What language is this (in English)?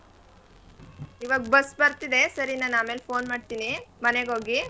Kannada